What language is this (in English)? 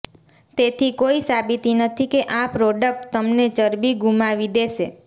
Gujarati